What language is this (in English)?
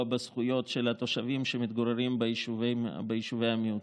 Hebrew